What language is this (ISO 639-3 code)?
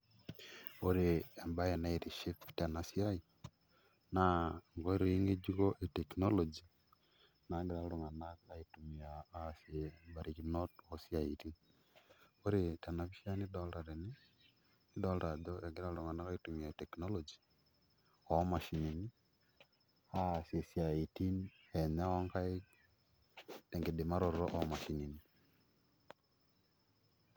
mas